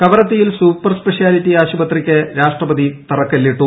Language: Malayalam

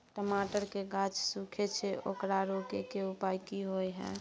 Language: Maithili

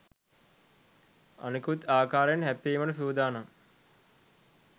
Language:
Sinhala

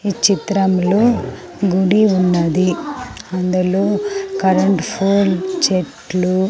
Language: Telugu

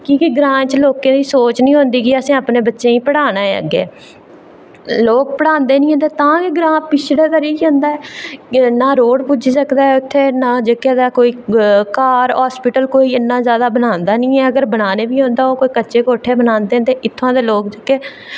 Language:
Dogri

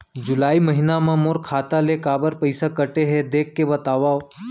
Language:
Chhattisgarhi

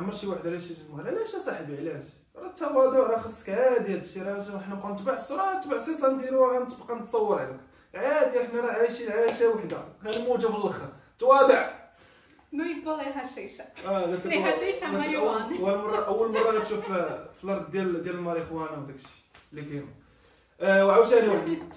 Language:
Arabic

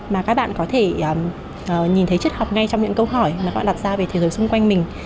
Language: Vietnamese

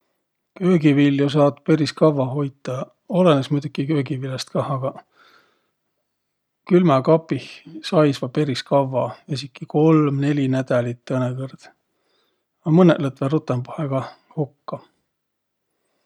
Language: Võro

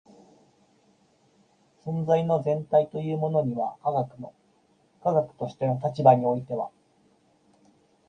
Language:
Japanese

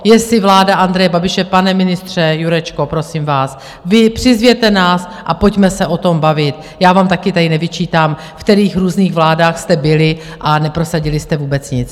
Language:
Czech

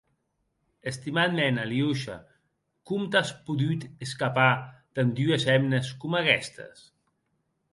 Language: Occitan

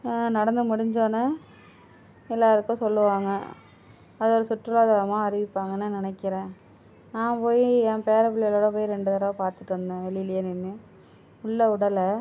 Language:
Tamil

